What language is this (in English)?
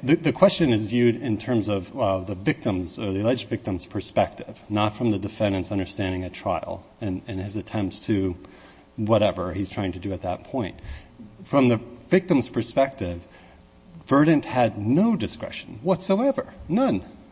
English